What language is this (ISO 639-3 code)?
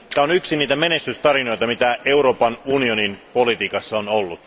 fin